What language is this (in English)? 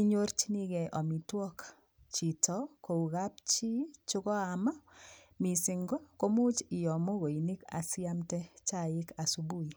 Kalenjin